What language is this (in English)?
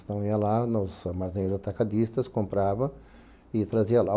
Portuguese